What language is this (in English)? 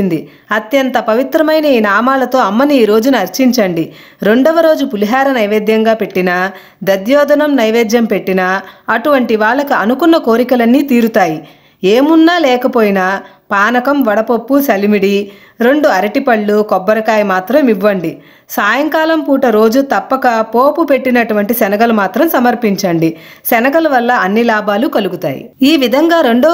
Telugu